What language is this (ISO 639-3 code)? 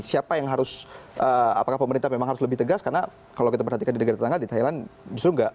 ind